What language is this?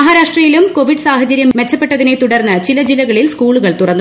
Malayalam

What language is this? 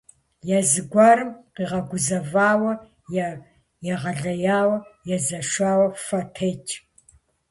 Kabardian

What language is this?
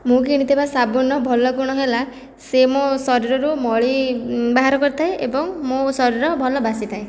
Odia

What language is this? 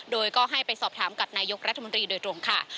Thai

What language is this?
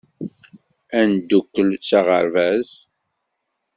Kabyle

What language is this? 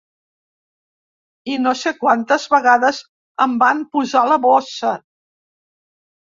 Catalan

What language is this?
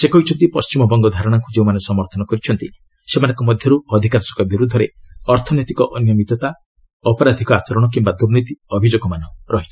Odia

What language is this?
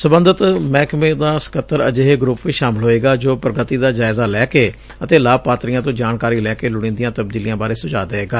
Punjabi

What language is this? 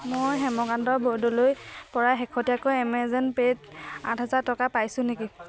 Assamese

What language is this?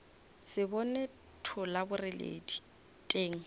Northern Sotho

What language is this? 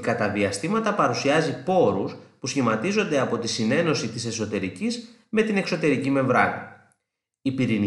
Greek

